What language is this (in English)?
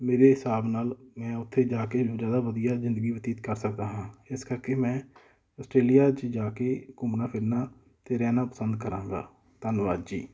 Punjabi